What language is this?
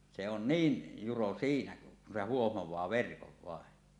Finnish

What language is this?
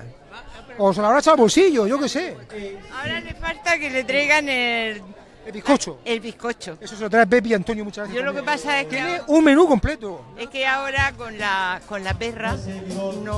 Spanish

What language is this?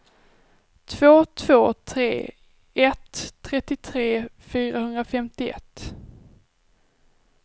Swedish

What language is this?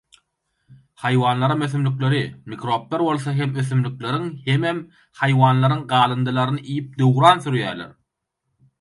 Turkmen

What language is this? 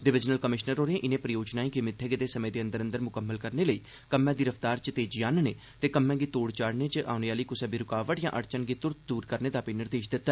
Dogri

